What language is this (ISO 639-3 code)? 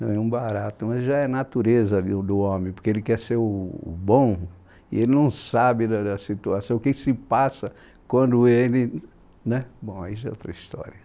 por